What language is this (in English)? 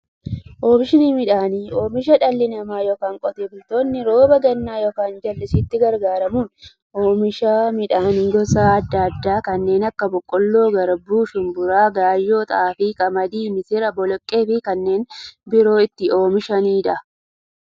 Oromo